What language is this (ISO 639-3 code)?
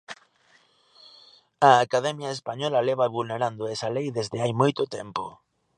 glg